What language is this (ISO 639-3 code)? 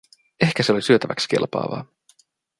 fin